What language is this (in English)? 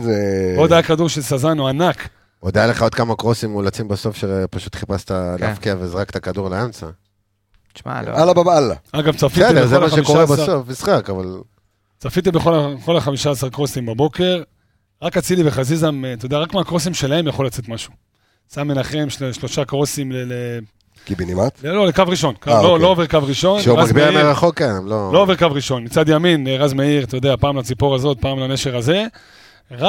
Hebrew